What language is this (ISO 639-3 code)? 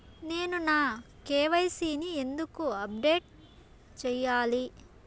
tel